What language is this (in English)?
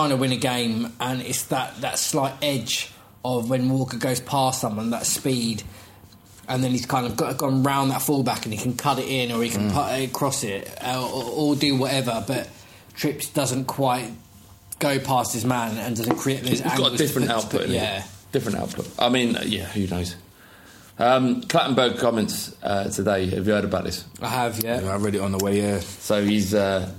English